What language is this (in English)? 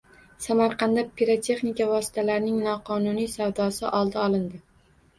Uzbek